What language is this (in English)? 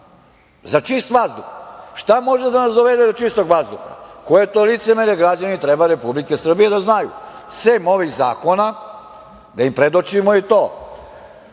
Serbian